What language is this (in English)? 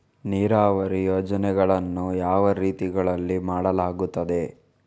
Kannada